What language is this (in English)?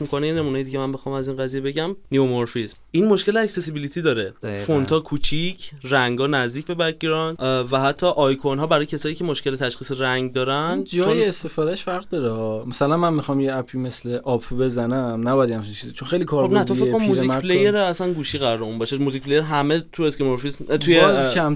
Persian